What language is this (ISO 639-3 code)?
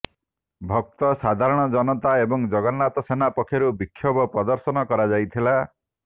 ori